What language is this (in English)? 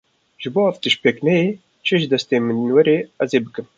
Kurdish